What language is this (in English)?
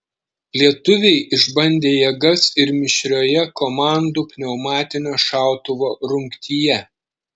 Lithuanian